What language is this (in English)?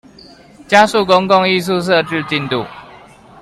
Chinese